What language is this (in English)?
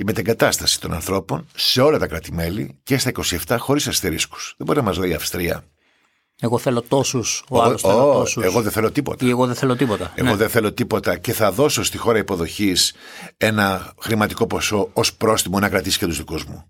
Greek